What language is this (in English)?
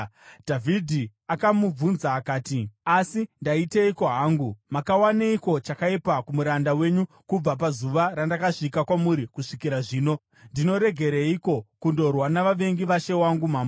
Shona